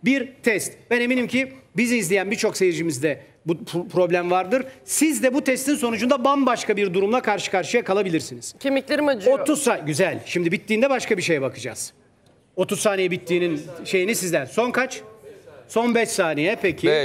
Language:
Turkish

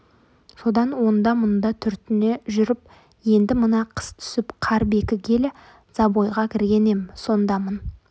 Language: Kazakh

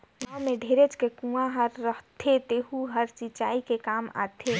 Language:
Chhattisgarhi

